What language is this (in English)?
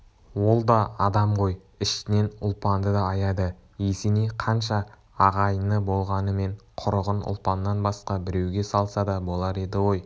Kazakh